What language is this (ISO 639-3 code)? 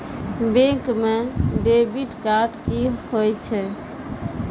mai